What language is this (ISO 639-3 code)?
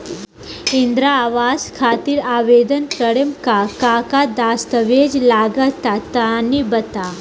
bho